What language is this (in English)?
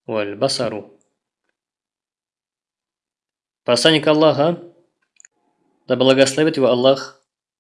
Russian